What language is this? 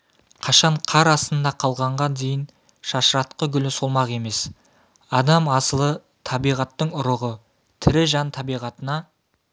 Kazakh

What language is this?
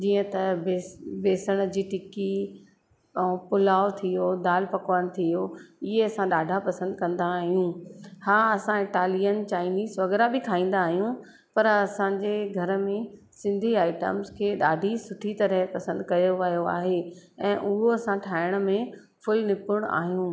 Sindhi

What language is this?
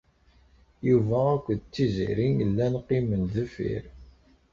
Kabyle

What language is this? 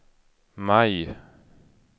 Swedish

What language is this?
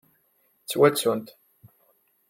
Kabyle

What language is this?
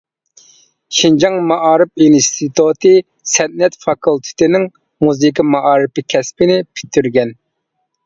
Uyghur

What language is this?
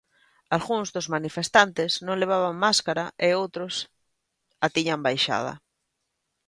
Galician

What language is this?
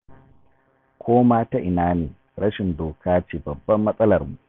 Hausa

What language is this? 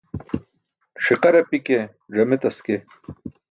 Burushaski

